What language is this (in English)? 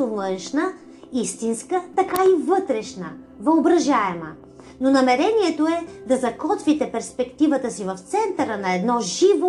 Bulgarian